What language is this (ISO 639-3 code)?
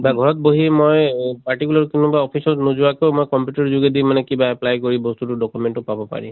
asm